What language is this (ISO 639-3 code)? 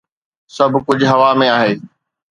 snd